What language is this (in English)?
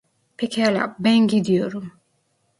Turkish